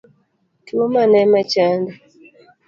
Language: Luo (Kenya and Tanzania)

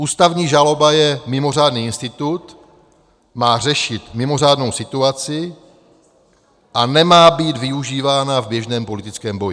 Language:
Czech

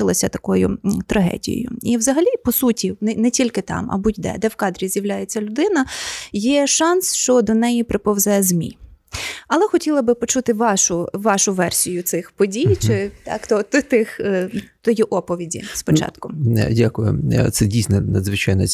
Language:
Ukrainian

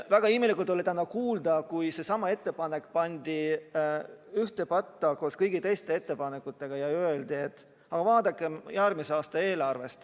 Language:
Estonian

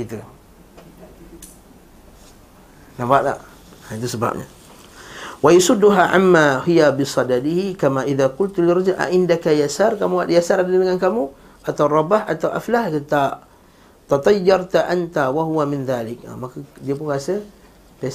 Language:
Malay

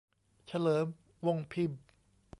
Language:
Thai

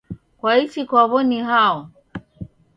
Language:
Taita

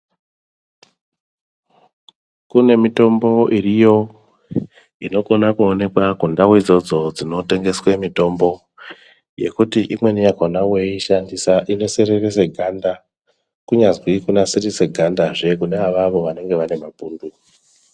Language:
Ndau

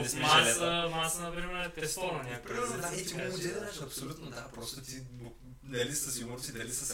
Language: Bulgarian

